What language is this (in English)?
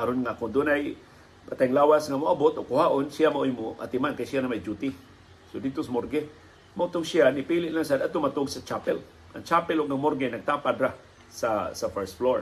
Filipino